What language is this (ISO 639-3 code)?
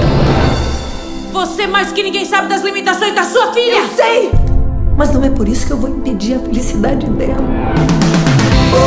por